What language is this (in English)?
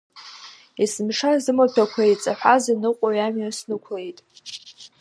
Abkhazian